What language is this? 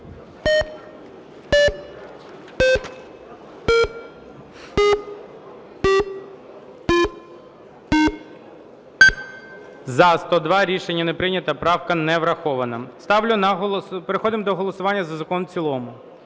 Ukrainian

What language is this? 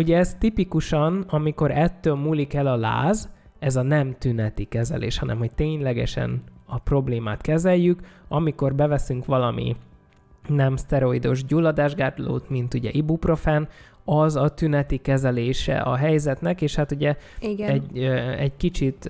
Hungarian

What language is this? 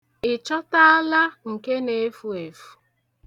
Igbo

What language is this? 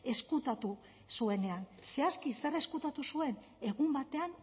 Basque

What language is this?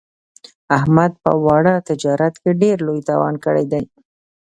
Pashto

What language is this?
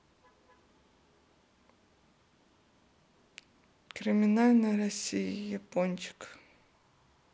Russian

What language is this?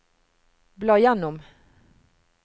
Norwegian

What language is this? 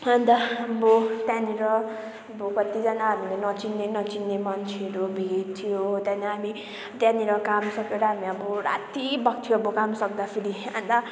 Nepali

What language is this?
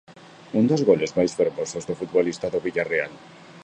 Galician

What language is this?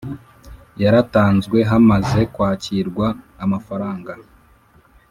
Kinyarwanda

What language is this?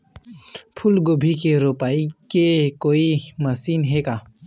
Chhattisgarhi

